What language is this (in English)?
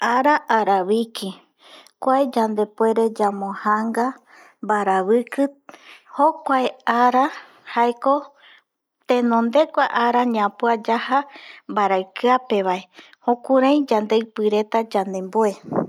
Eastern Bolivian Guaraní